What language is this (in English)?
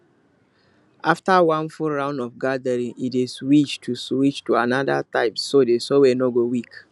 Nigerian Pidgin